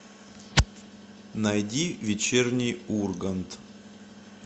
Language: Russian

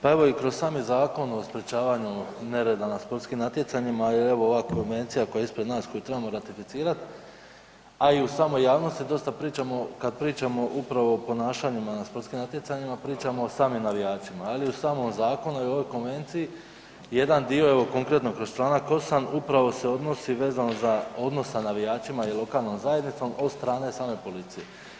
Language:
Croatian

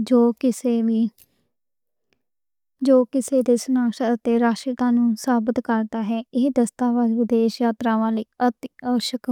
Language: Western Panjabi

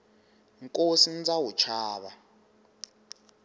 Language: Tsonga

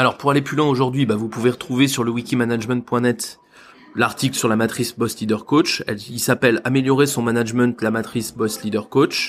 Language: French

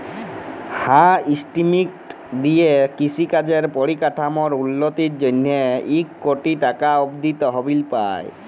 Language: Bangla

